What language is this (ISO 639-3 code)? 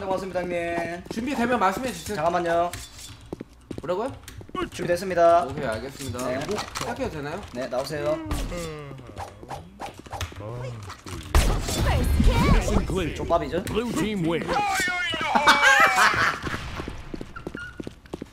kor